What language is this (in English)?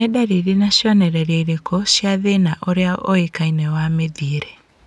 Kikuyu